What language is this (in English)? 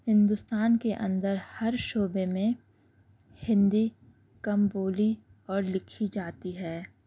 Urdu